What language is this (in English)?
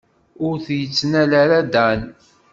Kabyle